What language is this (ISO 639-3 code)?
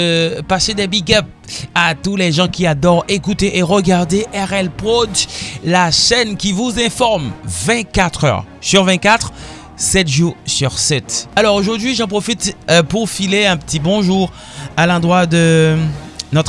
fra